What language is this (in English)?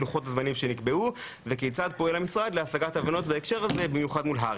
Hebrew